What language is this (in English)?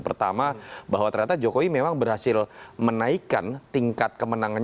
Indonesian